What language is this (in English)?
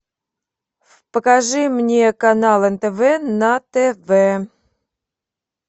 Russian